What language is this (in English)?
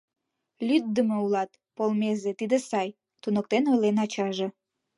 Mari